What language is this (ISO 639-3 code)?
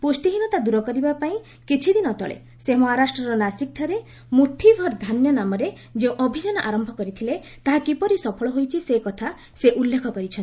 ori